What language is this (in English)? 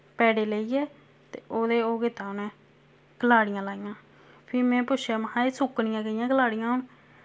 Dogri